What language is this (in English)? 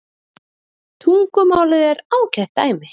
Icelandic